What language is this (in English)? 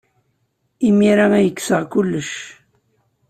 Kabyle